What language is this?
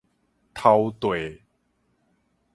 Min Nan Chinese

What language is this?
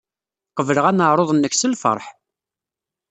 Kabyle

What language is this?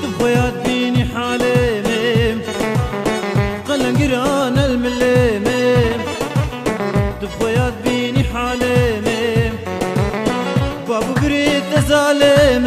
Arabic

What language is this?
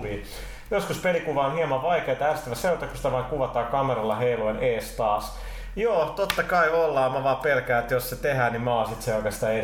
Finnish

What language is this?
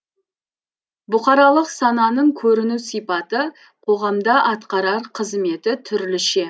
Kazakh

